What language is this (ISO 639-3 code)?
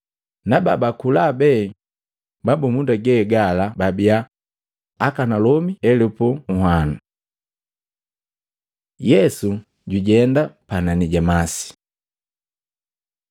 mgv